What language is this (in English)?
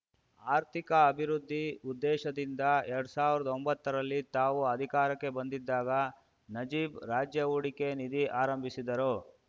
Kannada